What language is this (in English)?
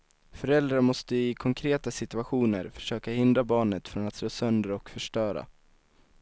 Swedish